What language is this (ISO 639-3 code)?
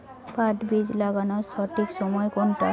ben